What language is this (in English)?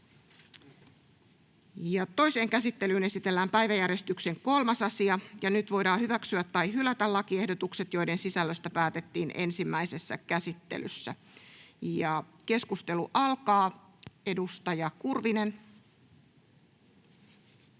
Finnish